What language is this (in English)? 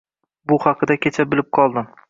Uzbek